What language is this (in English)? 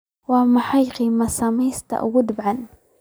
Somali